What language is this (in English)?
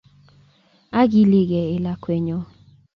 Kalenjin